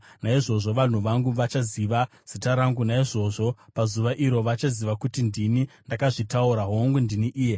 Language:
Shona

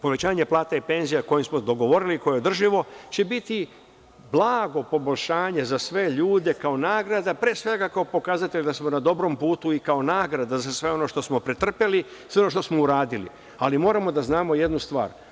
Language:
Serbian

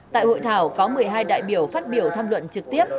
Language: Vietnamese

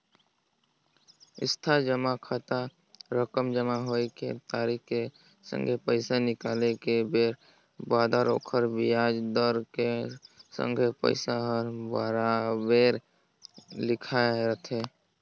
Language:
Chhattisgarhi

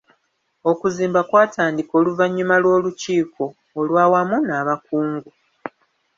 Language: Ganda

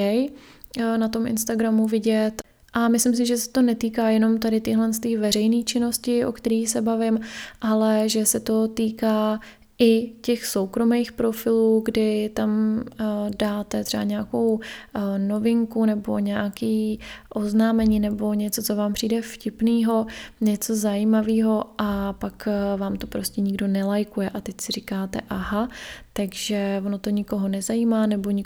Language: Czech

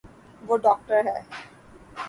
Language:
Urdu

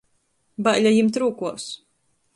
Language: Latgalian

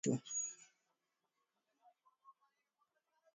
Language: Swahili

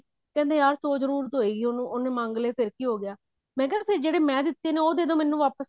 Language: Punjabi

